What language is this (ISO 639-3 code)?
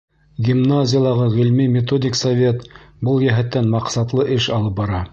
bak